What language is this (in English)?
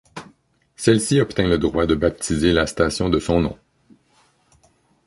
French